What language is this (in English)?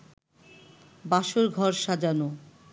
Bangla